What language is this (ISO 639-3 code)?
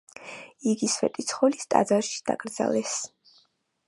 kat